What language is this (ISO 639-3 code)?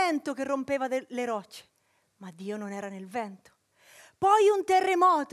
ita